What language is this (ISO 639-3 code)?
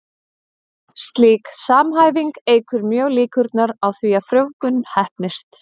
isl